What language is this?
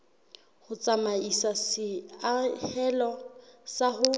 Southern Sotho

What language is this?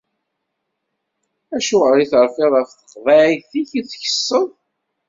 Kabyle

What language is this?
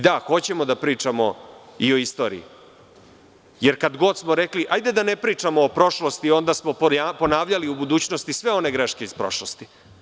Serbian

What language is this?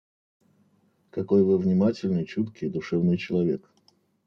Russian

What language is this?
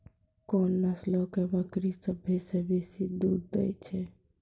Maithili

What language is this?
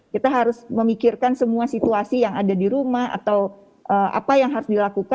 Indonesian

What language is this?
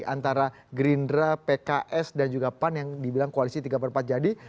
Indonesian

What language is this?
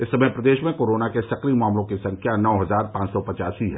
Hindi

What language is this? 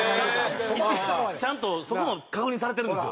Japanese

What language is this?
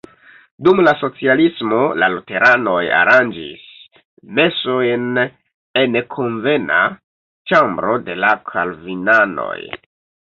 Esperanto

